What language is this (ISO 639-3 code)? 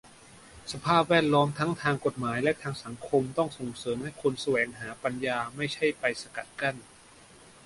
tha